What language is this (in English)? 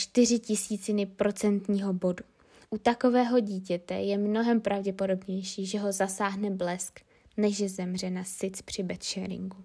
Czech